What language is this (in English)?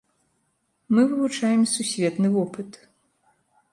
Belarusian